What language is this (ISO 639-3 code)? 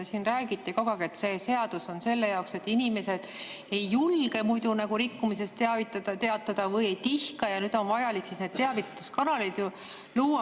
est